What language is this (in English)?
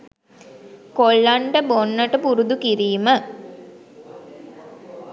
Sinhala